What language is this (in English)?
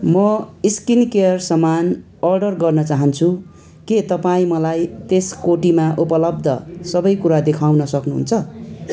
Nepali